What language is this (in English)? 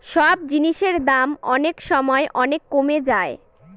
Bangla